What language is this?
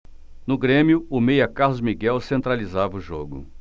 Portuguese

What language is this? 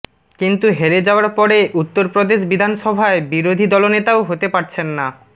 Bangla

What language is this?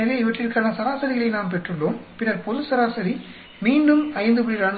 Tamil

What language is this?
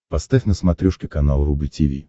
Russian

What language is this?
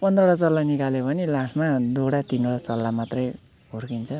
Nepali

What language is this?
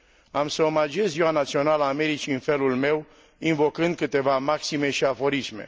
Romanian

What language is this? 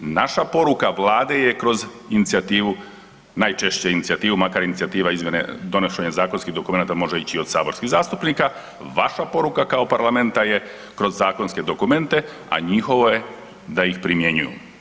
Croatian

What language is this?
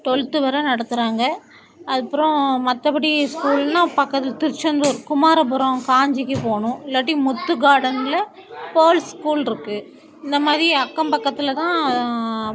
Tamil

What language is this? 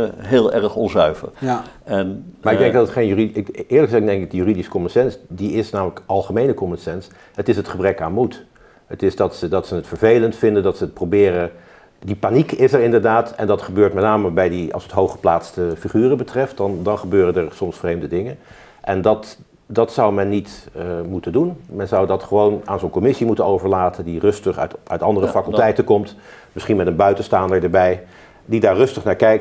Dutch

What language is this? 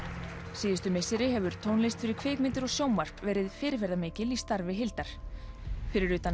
Icelandic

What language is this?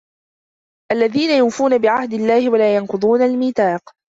Arabic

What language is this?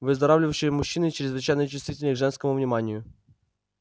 Russian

